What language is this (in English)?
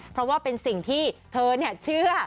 Thai